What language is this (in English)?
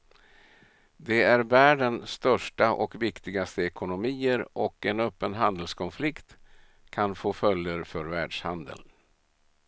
Swedish